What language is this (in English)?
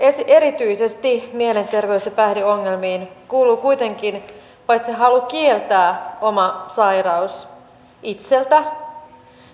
Finnish